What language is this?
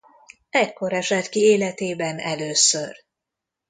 Hungarian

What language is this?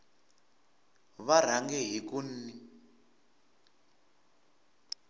Tsonga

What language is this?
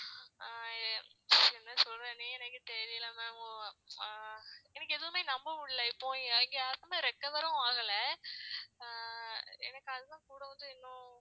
Tamil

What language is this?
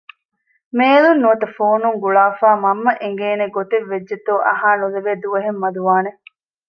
Divehi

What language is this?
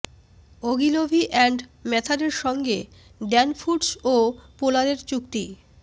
Bangla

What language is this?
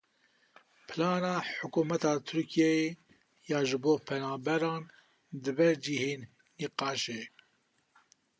Kurdish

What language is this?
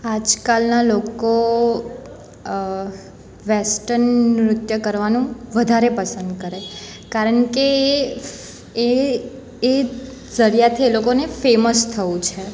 Gujarati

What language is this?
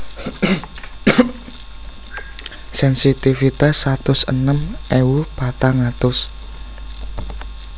Javanese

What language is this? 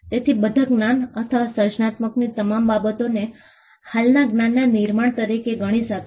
Gujarati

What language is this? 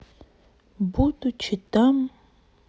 Russian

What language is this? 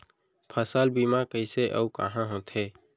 Chhattisgarhi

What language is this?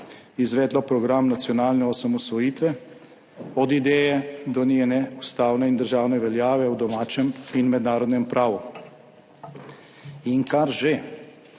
Slovenian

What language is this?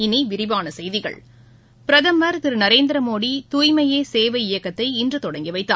Tamil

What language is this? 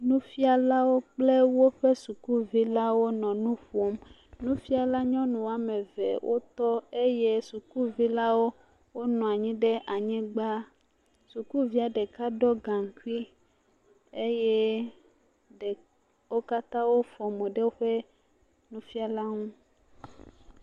Ewe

